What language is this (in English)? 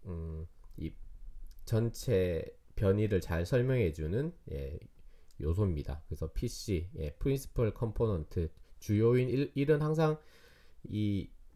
Korean